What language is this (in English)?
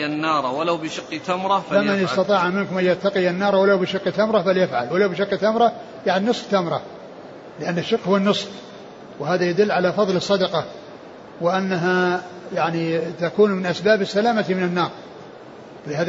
Arabic